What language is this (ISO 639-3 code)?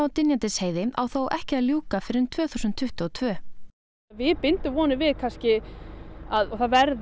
isl